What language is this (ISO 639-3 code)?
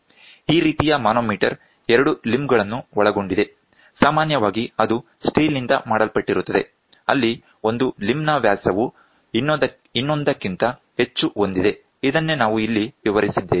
kan